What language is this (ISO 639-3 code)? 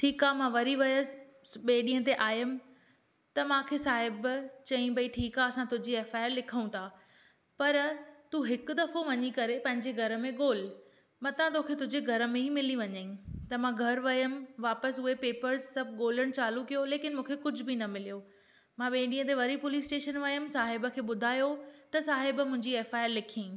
snd